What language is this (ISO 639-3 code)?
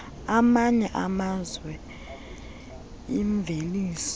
xho